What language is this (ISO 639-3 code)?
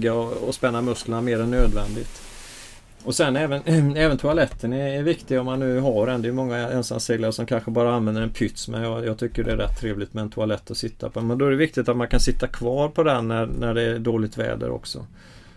swe